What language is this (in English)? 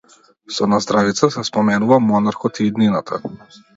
Macedonian